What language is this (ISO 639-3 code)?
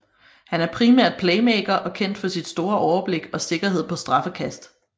dan